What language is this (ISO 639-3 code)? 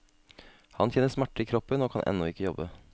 nor